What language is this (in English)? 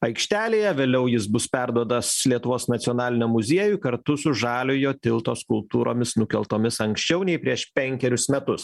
Lithuanian